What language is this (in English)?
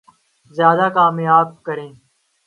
Urdu